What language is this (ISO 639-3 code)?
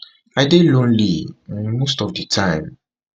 pcm